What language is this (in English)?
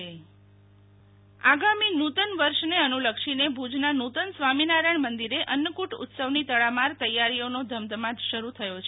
Gujarati